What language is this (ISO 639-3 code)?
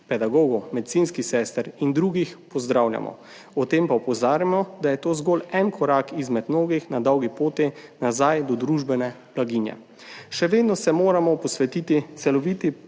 slv